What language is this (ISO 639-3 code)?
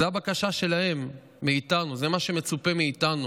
heb